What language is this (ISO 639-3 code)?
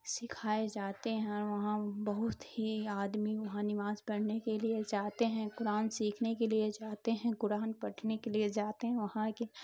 urd